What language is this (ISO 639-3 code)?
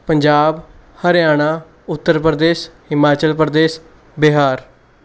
pan